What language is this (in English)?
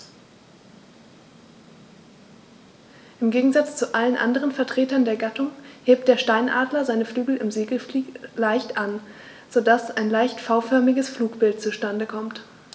German